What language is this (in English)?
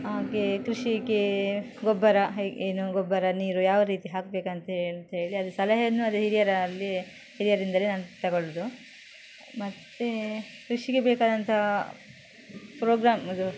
Kannada